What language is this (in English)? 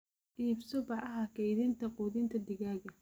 Somali